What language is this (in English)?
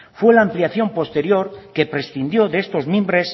Spanish